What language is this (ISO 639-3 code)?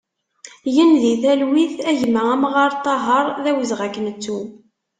kab